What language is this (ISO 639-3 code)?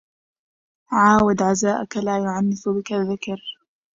ara